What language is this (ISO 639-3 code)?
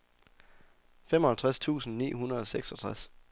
dan